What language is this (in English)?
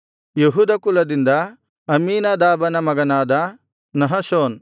Kannada